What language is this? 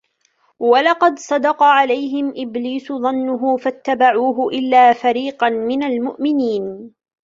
Arabic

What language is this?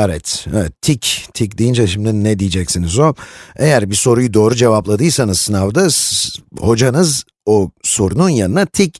Turkish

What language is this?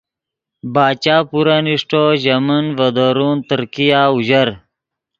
Yidgha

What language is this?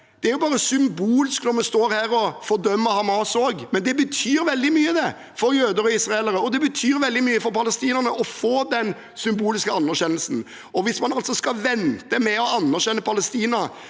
Norwegian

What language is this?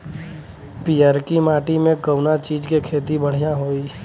Bhojpuri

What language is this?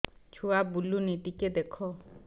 Odia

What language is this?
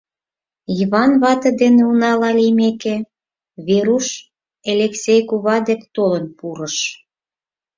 Mari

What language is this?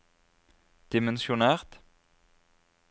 Norwegian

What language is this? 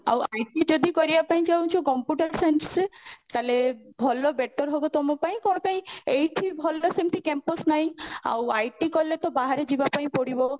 Odia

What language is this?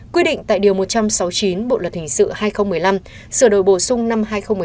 Vietnamese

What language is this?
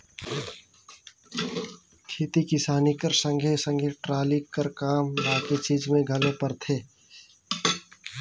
Chhattisgarhi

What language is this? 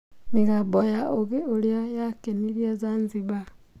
Kikuyu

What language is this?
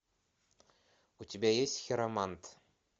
Russian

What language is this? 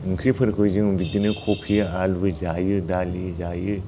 Bodo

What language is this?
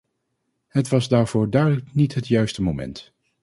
Dutch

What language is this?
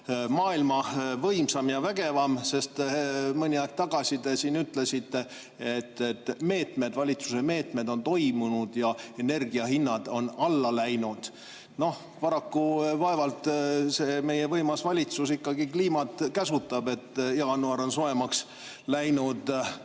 Estonian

